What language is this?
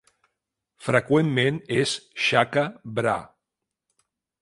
Catalan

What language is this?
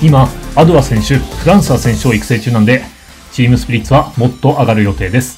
Japanese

